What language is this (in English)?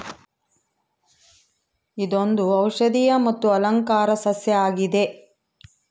Kannada